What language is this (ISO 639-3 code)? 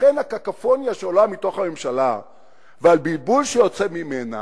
heb